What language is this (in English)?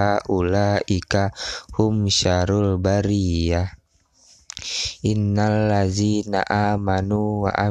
Indonesian